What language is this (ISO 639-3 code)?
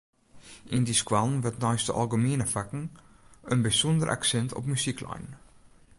fry